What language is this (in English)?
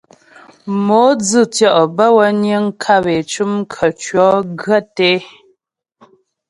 Ghomala